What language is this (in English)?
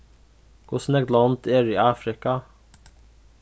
Faroese